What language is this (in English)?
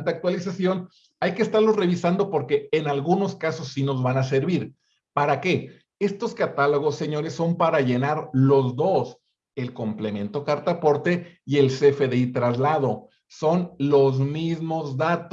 Spanish